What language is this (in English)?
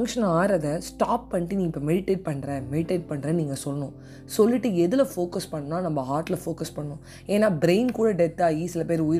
Tamil